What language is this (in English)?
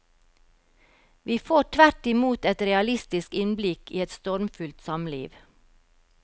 Norwegian